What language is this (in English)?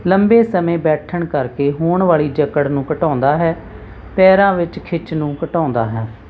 Punjabi